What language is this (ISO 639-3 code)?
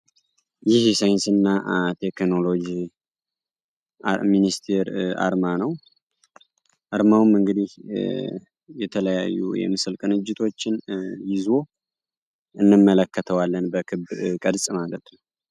amh